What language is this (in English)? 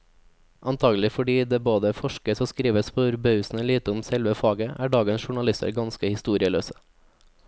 Norwegian